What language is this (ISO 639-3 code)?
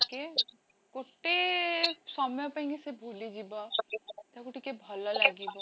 ori